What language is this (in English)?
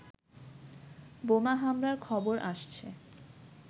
Bangla